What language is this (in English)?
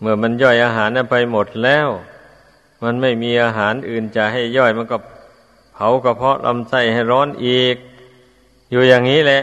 Thai